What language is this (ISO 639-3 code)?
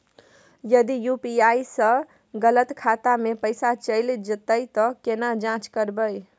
mai